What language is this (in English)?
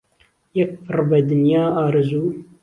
Central Kurdish